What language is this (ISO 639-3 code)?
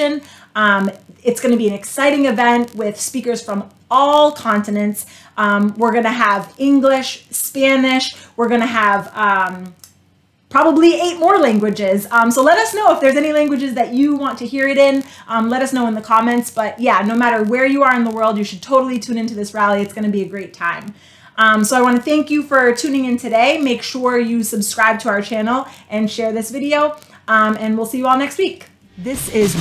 eng